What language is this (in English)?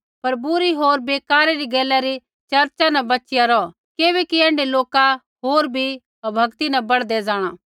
Kullu Pahari